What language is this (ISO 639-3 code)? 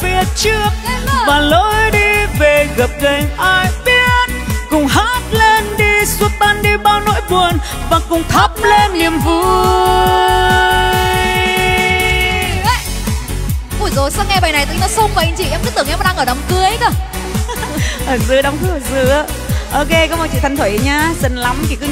vie